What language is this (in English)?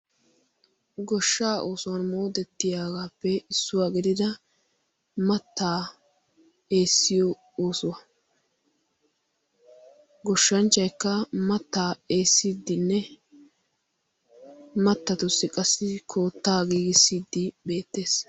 Wolaytta